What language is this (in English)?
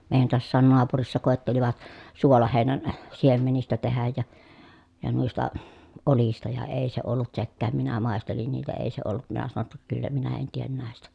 Finnish